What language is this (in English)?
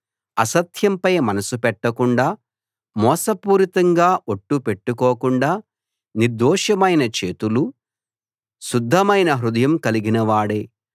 Telugu